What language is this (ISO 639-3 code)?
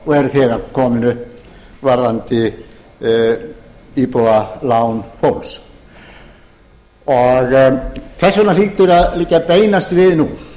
isl